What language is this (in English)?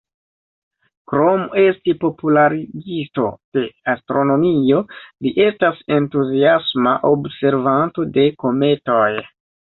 Esperanto